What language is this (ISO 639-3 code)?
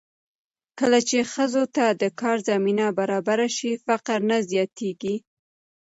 pus